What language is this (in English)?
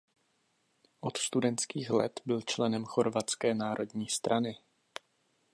Czech